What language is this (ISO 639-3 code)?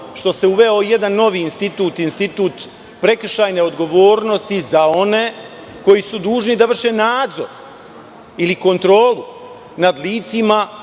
srp